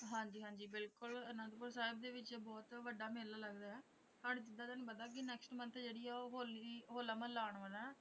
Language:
Punjabi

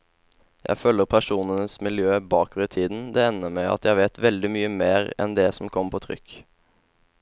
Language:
Norwegian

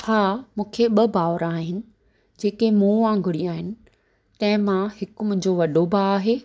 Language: Sindhi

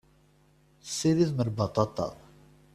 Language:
Kabyle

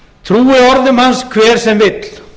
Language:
Icelandic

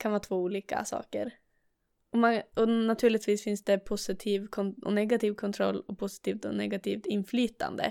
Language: Swedish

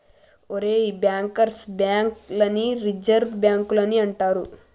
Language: Telugu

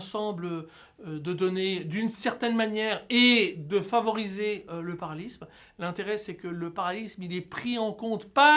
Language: French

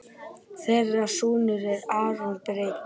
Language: Icelandic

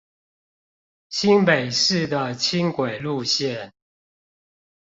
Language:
Chinese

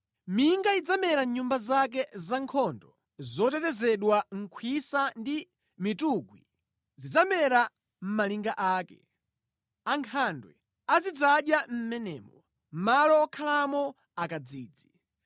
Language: Nyanja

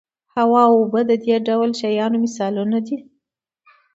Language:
Pashto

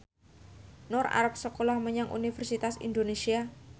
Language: Javanese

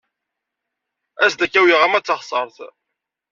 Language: Kabyle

